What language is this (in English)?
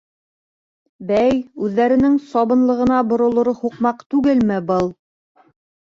Bashkir